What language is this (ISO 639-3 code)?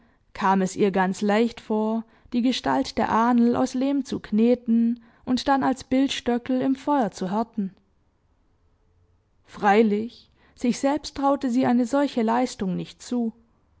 deu